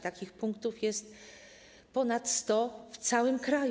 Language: Polish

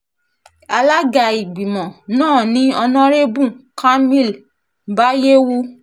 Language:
Yoruba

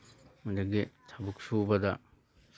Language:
Manipuri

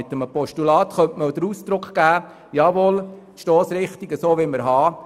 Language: Swiss German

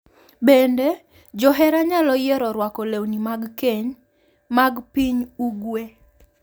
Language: Luo (Kenya and Tanzania)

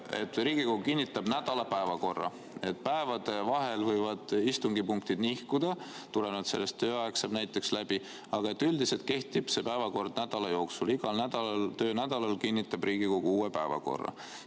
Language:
Estonian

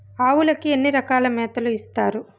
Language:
Telugu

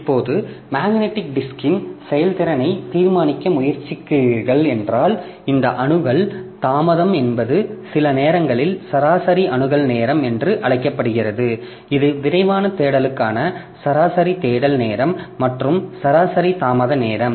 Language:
Tamil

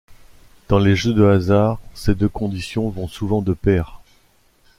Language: French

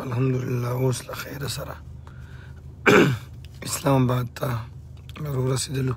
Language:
Turkish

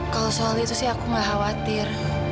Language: Indonesian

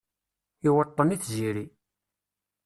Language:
Kabyle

